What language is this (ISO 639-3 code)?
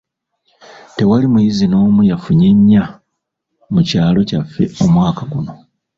lug